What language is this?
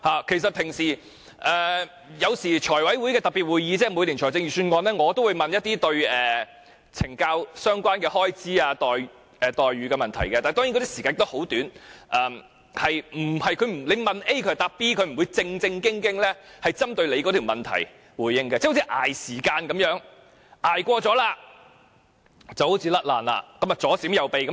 Cantonese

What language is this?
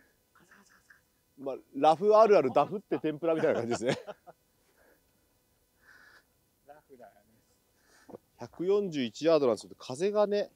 Japanese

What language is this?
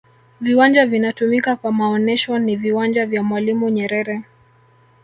Swahili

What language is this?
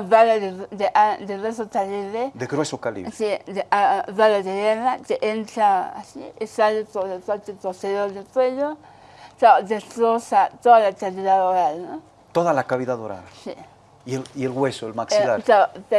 Spanish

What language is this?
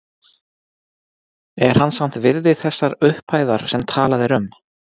Icelandic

